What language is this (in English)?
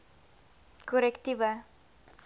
Afrikaans